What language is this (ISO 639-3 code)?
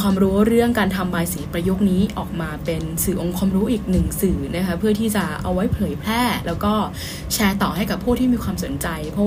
tha